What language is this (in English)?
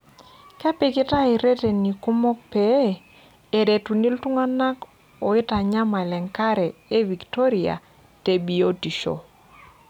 Masai